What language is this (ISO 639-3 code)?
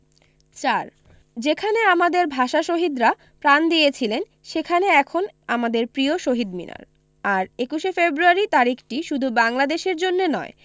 ben